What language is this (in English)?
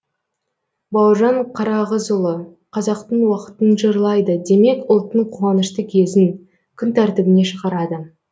Kazakh